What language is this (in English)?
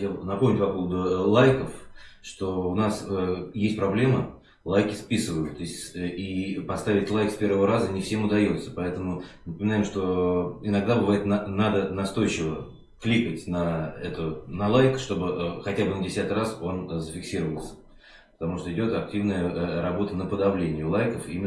Russian